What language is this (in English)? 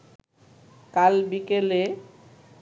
Bangla